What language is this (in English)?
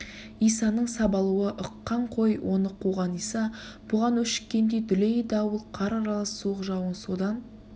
Kazakh